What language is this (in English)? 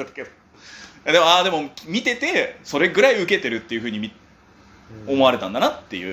Japanese